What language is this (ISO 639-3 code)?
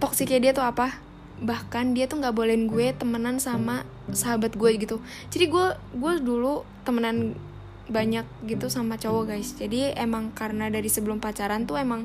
ind